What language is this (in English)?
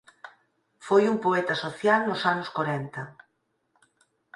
Galician